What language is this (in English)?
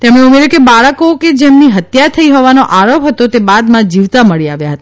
Gujarati